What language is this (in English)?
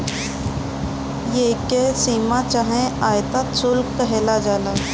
Bhojpuri